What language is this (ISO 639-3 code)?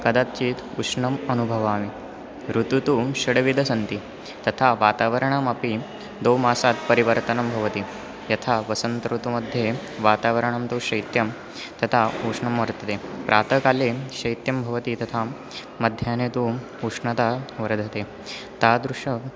san